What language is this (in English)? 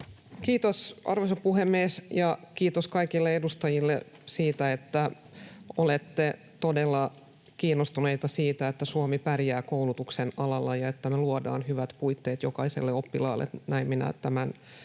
Finnish